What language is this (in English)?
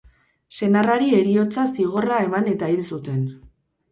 Basque